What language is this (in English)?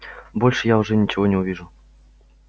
Russian